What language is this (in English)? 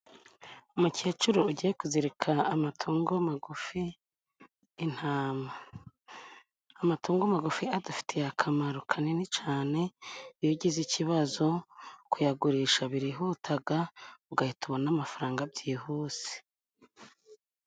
Kinyarwanda